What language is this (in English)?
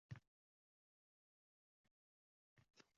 Uzbek